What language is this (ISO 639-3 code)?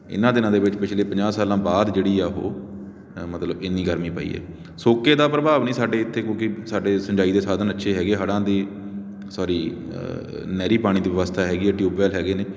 pan